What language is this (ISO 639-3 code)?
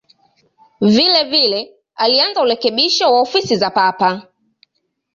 swa